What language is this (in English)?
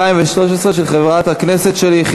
Hebrew